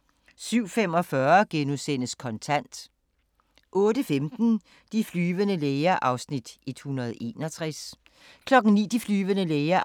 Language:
Danish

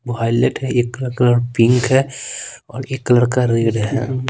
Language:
Hindi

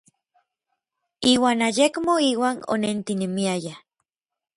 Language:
Orizaba Nahuatl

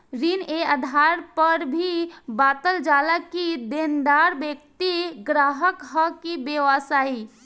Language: Bhojpuri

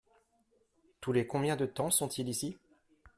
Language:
French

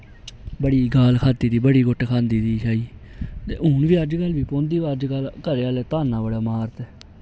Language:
Dogri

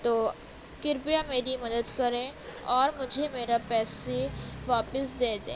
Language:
Urdu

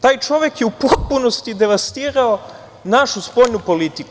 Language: Serbian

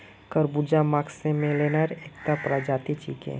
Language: Magahi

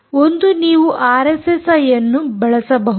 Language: Kannada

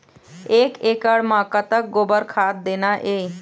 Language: Chhattisgarhi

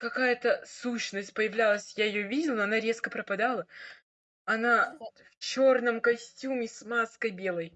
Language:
Russian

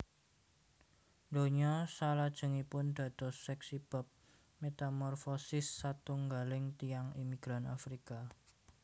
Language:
Javanese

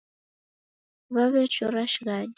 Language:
Taita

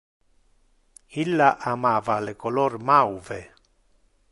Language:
Interlingua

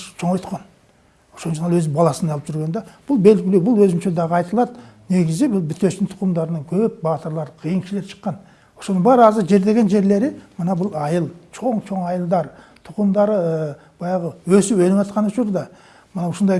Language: Turkish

